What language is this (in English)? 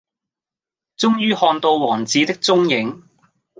Cantonese